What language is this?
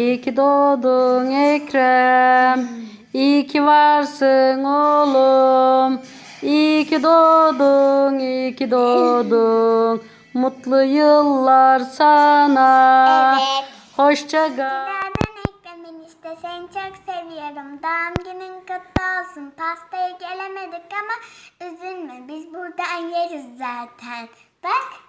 Turkish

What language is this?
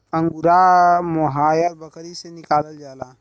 Bhojpuri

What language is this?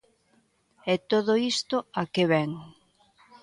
Galician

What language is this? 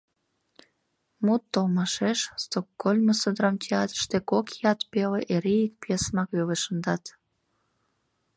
Mari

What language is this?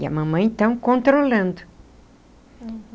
Portuguese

